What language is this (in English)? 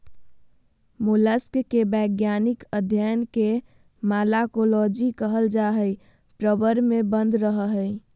Magahi